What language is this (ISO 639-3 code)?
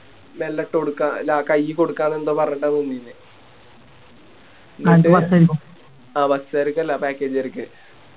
mal